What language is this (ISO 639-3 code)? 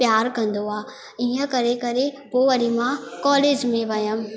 snd